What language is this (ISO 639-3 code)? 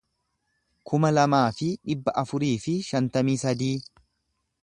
orm